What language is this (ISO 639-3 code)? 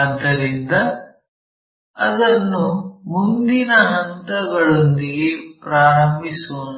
kan